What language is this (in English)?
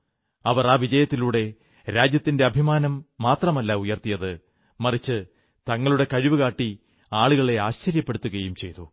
Malayalam